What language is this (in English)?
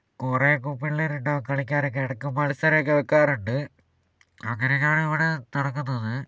Malayalam